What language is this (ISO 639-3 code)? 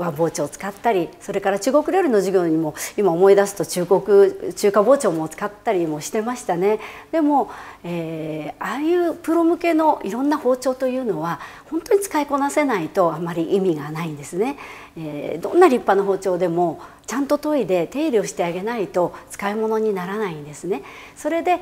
jpn